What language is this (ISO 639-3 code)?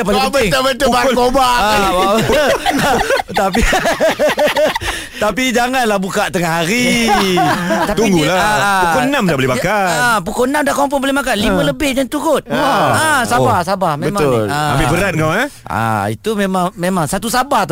msa